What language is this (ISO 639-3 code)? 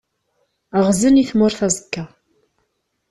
kab